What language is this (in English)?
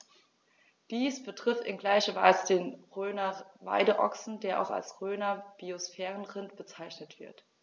German